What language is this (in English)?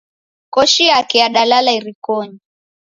Taita